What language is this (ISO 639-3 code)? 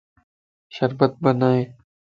lss